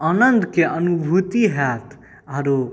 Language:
Maithili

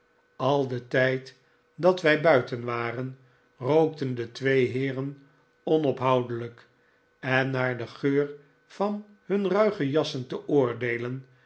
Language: Dutch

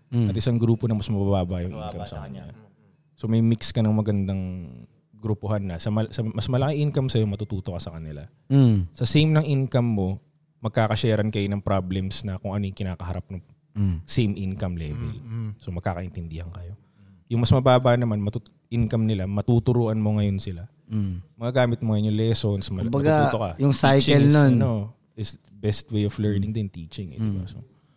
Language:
Filipino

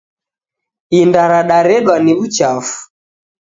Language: Taita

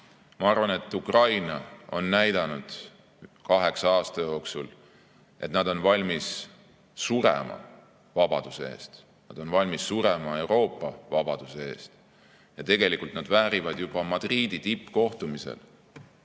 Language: Estonian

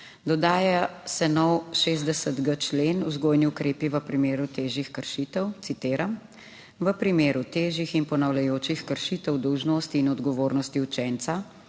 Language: Slovenian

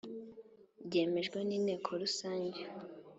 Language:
Kinyarwanda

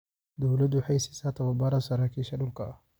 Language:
Somali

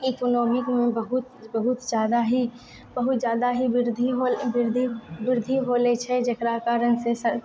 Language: Maithili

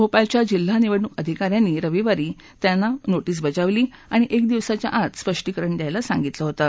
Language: Marathi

